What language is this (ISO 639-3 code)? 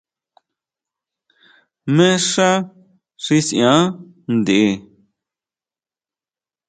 mau